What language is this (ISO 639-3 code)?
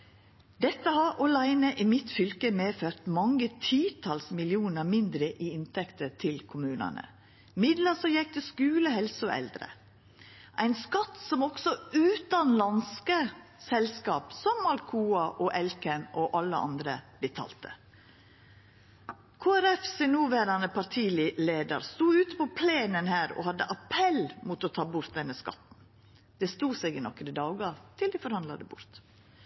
nno